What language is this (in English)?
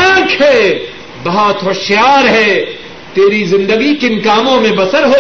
Urdu